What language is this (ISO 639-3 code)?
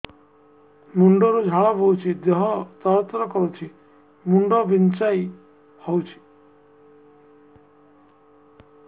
ori